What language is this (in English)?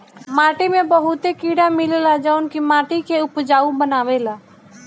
Bhojpuri